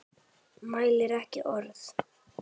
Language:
Icelandic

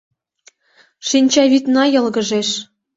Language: Mari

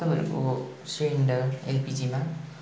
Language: Nepali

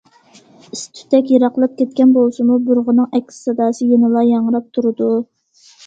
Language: Uyghur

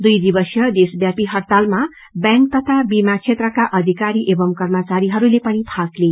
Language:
Nepali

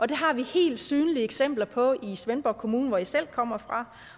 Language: Danish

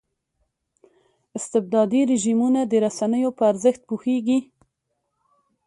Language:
Pashto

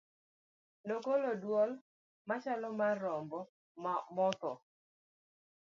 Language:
Luo (Kenya and Tanzania)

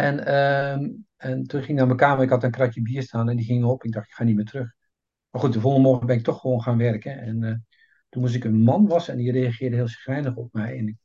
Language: Dutch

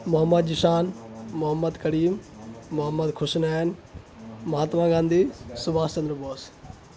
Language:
Urdu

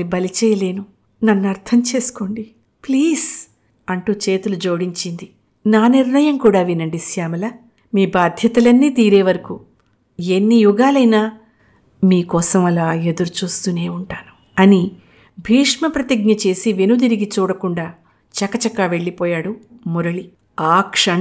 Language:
Telugu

